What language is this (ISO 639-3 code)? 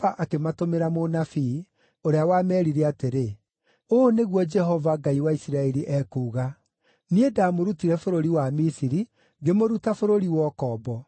kik